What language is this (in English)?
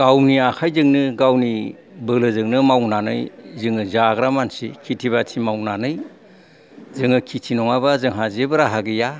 Bodo